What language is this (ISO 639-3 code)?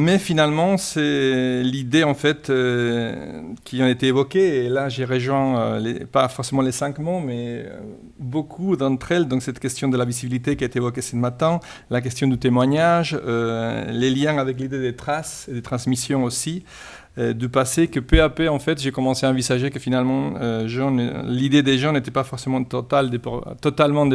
fra